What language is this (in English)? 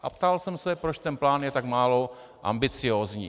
Czech